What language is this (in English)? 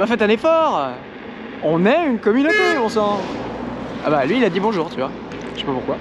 French